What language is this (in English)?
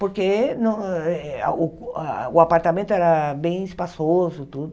Portuguese